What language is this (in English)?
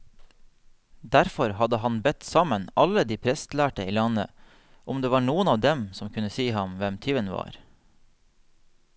Norwegian